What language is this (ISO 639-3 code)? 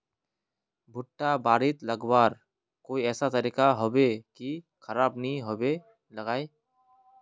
mag